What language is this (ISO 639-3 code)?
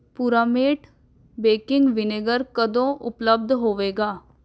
pan